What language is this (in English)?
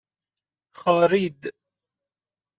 Persian